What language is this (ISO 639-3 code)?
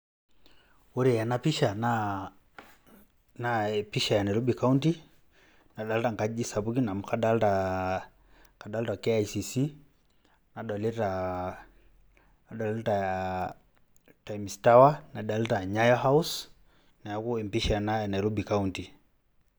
mas